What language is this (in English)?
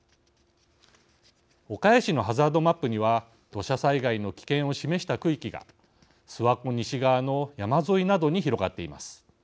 Japanese